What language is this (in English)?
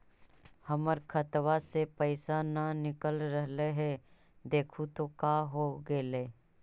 Magahi